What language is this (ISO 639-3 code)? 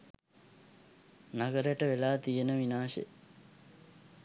sin